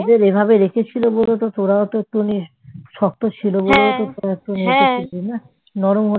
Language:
Bangla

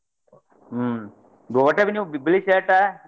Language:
Kannada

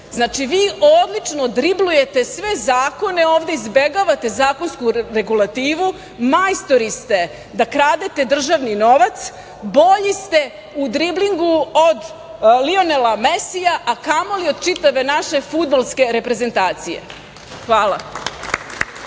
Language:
Serbian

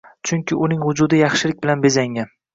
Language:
Uzbek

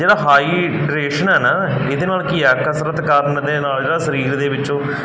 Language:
Punjabi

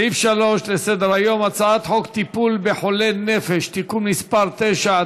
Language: Hebrew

